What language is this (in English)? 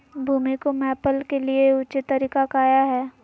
Magahi